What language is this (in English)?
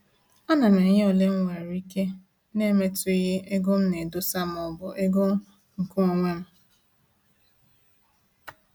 Igbo